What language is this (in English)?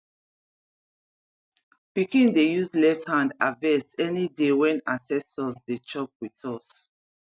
Nigerian Pidgin